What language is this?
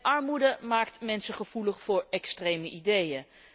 Dutch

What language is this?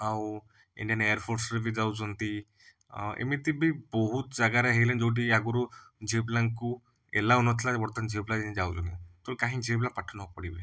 Odia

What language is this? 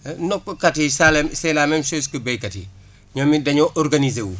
Wolof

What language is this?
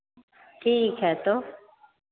Hindi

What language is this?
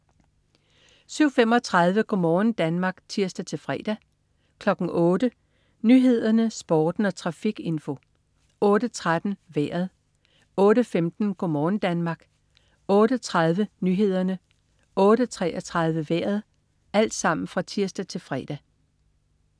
Danish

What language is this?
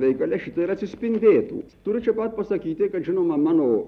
Lithuanian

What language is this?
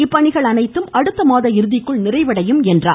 Tamil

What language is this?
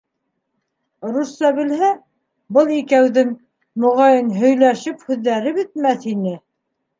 Bashkir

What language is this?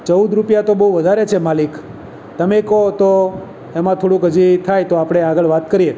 Gujarati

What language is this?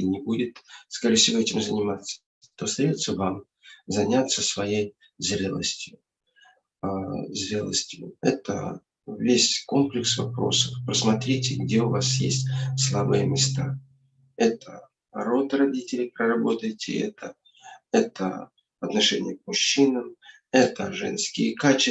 Russian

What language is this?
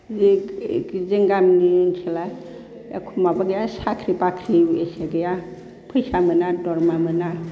Bodo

